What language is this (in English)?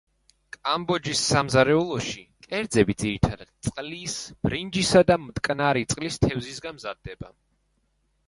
Georgian